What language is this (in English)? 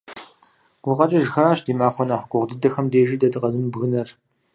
Kabardian